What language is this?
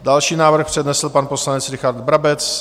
Czech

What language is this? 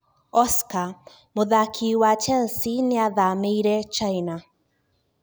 Kikuyu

